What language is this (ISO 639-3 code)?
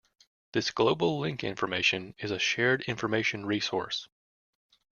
eng